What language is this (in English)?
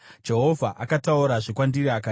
Shona